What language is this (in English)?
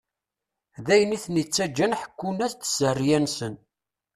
Kabyle